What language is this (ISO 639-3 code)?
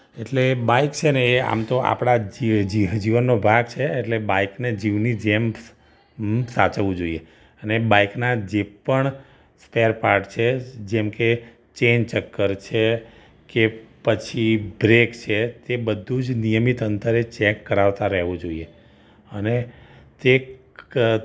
guj